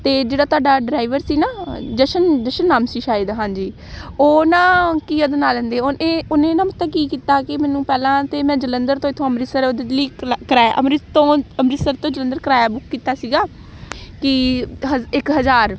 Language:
Punjabi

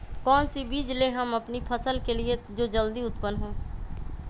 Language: Magahi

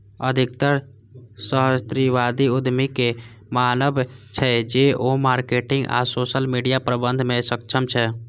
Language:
Maithili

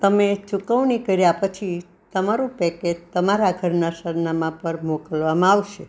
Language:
Gujarati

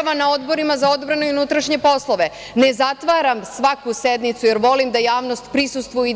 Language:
Serbian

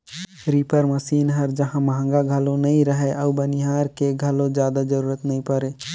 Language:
Chhattisgarhi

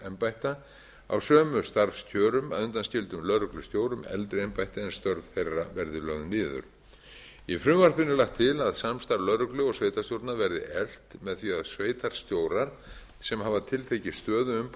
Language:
Icelandic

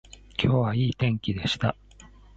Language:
Japanese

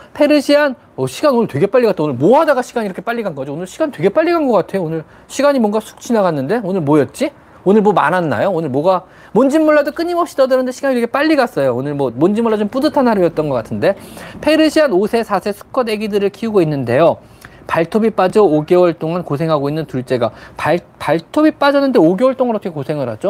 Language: Korean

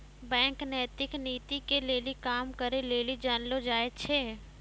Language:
Maithili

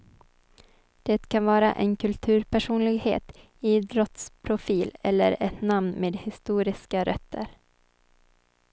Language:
Swedish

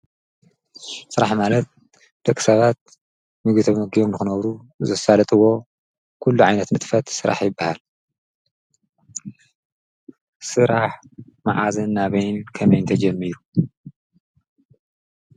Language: Tigrinya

